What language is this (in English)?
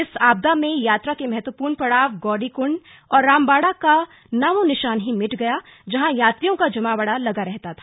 Hindi